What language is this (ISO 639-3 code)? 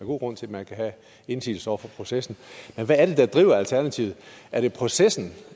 dan